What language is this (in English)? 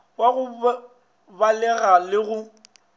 Northern Sotho